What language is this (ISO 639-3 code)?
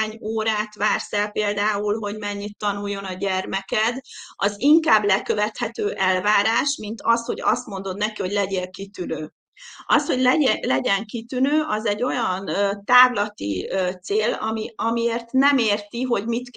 hun